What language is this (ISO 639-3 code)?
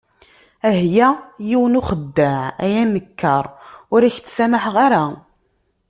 kab